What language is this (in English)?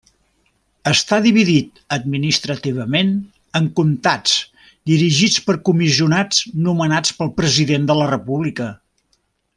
Catalan